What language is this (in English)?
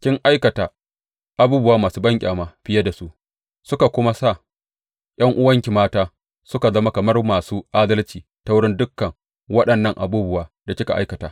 Hausa